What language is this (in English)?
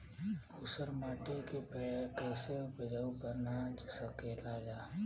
Bhojpuri